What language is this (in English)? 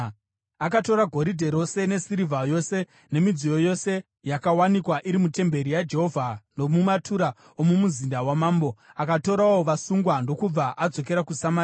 Shona